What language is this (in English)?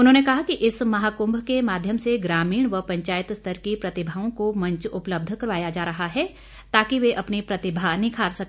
Hindi